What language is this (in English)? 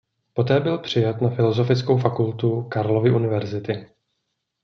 Czech